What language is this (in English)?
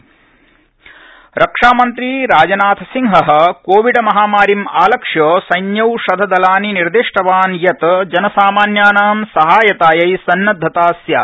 Sanskrit